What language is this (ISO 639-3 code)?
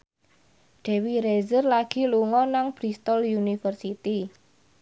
jav